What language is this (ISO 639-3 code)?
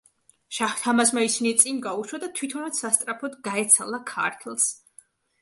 kat